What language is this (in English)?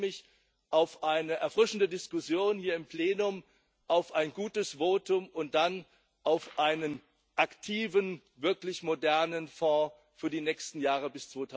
German